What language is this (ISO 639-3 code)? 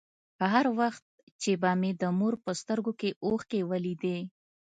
pus